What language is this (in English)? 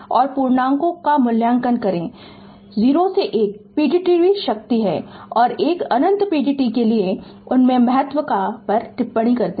Hindi